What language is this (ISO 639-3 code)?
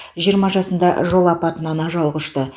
kaz